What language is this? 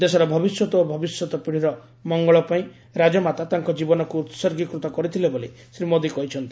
Odia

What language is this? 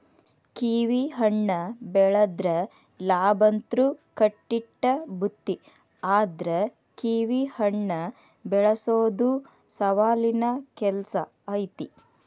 Kannada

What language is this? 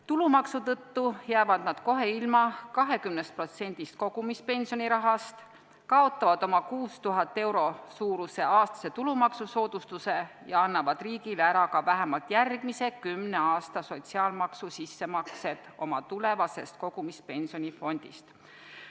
Estonian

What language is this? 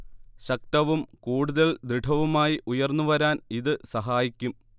Malayalam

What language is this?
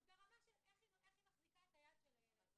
Hebrew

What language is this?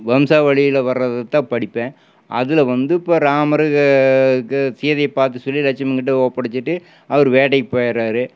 Tamil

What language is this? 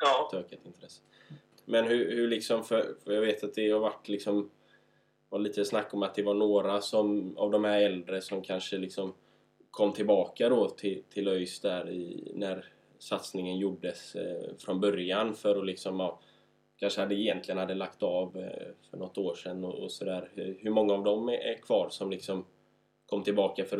Swedish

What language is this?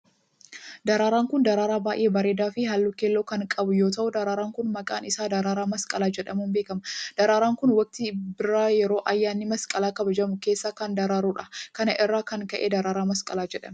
Oromo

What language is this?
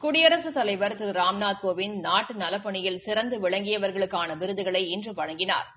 Tamil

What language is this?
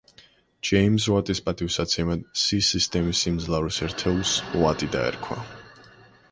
Georgian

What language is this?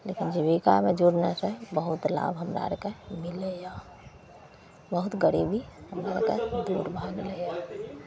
Maithili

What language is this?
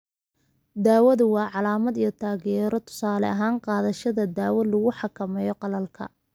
Somali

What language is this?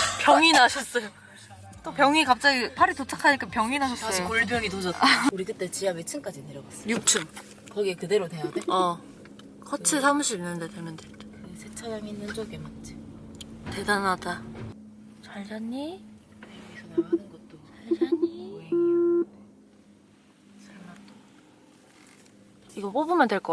Korean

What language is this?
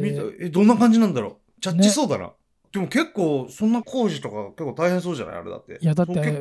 Japanese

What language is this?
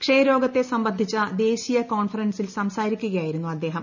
Malayalam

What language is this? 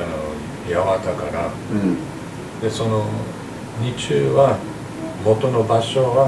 Japanese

